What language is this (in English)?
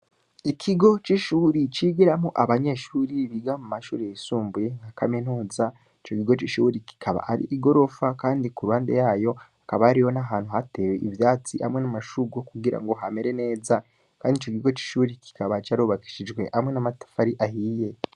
Rundi